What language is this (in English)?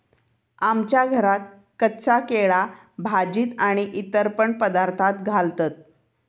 Marathi